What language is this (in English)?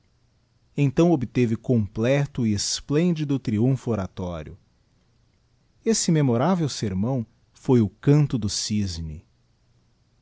Portuguese